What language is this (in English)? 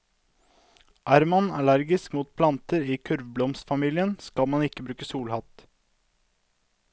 Norwegian